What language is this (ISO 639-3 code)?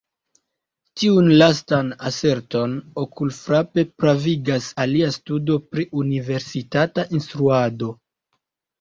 epo